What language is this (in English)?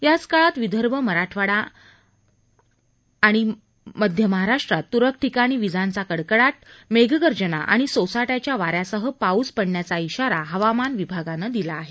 Marathi